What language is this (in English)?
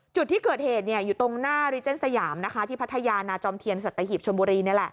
Thai